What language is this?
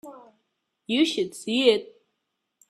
English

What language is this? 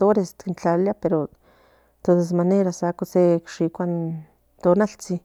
Central Nahuatl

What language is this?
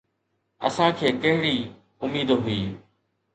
Sindhi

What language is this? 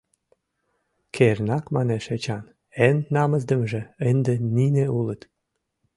Mari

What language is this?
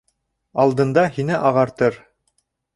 Bashkir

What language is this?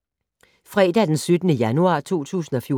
Danish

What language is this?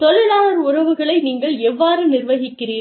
Tamil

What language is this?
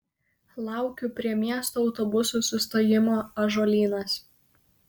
Lithuanian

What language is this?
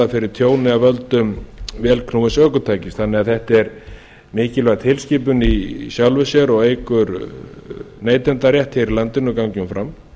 Icelandic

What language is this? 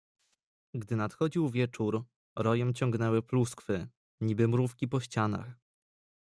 Polish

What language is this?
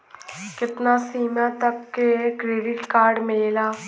Bhojpuri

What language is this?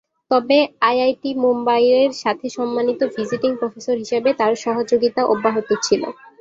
Bangla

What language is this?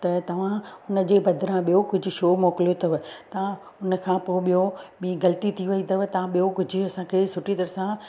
Sindhi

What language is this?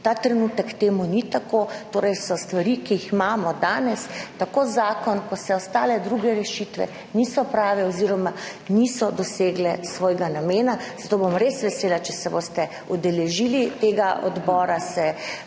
Slovenian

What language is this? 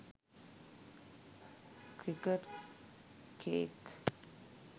Sinhala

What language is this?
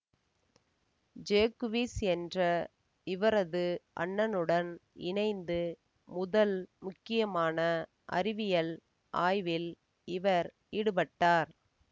Tamil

